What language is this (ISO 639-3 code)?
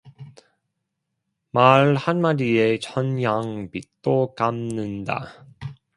kor